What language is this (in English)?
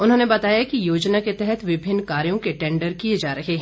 Hindi